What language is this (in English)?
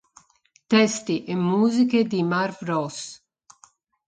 Italian